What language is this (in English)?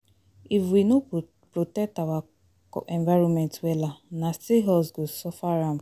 Nigerian Pidgin